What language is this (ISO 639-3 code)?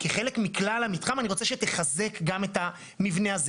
heb